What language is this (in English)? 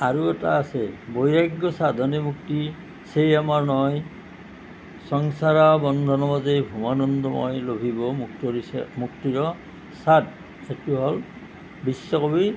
Assamese